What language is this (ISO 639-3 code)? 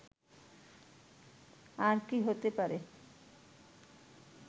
ben